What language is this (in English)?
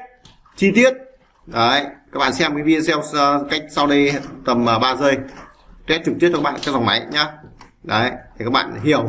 Vietnamese